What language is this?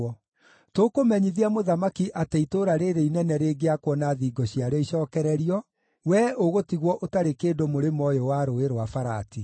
Kikuyu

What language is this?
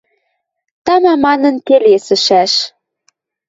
Western Mari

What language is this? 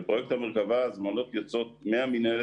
Hebrew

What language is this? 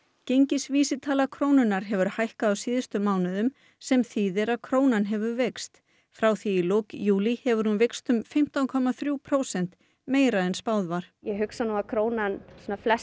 Icelandic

